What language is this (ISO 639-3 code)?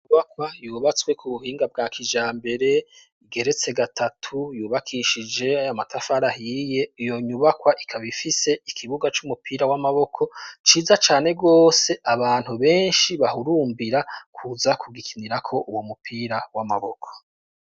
run